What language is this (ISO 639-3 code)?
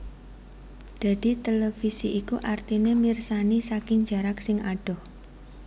jav